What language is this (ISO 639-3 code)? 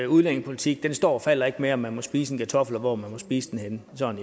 dan